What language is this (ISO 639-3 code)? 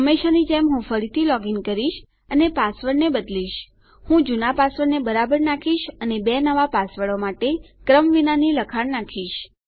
guj